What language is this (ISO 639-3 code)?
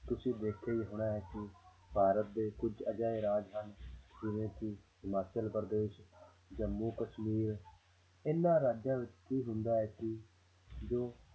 pan